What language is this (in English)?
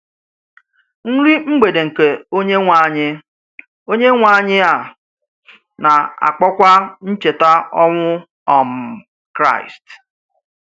Igbo